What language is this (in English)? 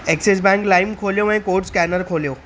Sindhi